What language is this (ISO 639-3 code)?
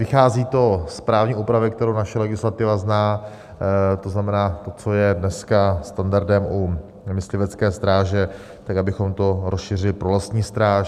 ces